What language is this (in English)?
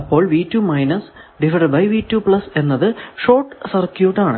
Malayalam